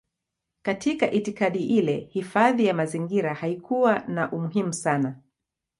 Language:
Swahili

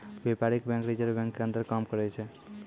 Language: Maithili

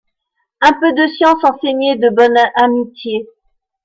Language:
French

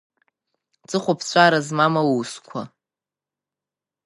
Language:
Abkhazian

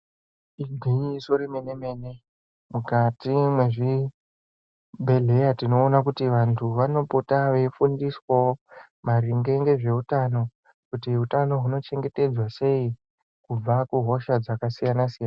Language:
Ndau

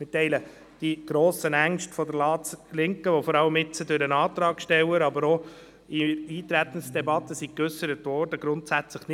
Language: Swiss German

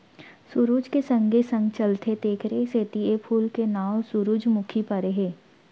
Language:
Chhattisgarhi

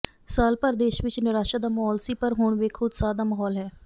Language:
Punjabi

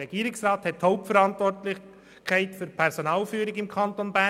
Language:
Swiss German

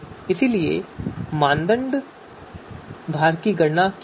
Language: Hindi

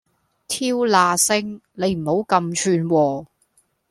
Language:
Cantonese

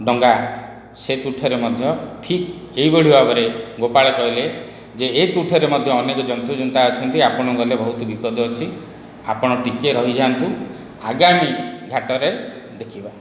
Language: Odia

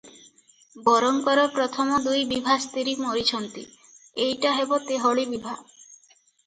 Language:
Odia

